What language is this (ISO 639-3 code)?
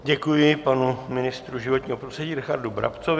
ces